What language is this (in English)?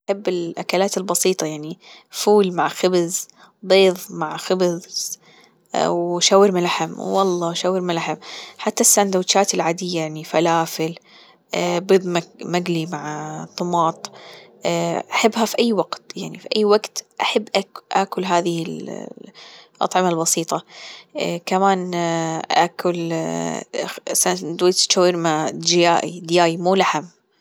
Gulf Arabic